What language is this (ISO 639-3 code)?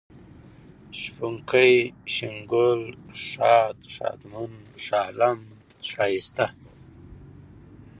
pus